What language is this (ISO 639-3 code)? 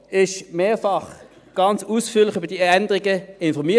gsw